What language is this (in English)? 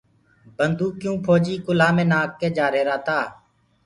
Gurgula